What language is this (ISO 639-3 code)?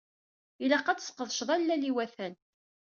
kab